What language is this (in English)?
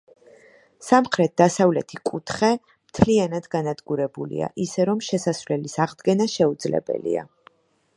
Georgian